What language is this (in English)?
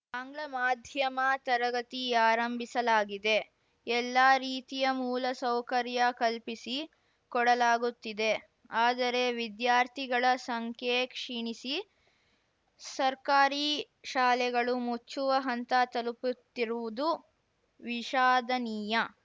Kannada